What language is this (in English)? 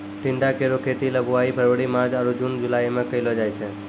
Maithili